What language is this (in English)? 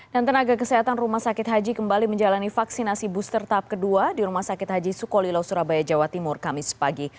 Indonesian